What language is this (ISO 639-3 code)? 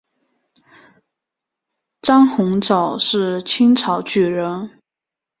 zho